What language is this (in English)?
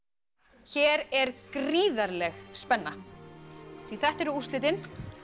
Icelandic